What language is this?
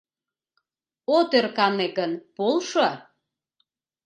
Mari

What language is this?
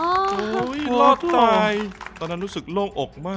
Thai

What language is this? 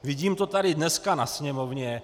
Czech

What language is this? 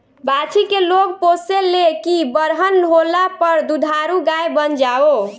Bhojpuri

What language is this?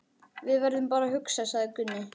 Icelandic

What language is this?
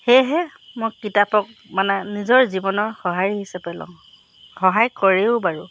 Assamese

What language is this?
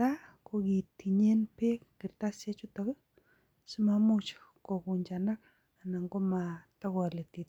Kalenjin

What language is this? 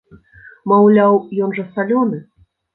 Belarusian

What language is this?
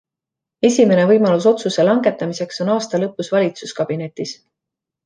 Estonian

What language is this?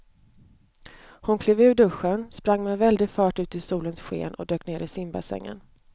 Swedish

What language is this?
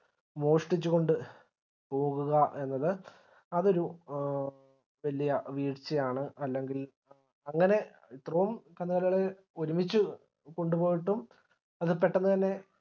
Malayalam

